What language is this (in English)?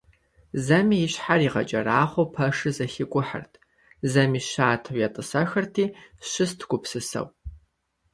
Kabardian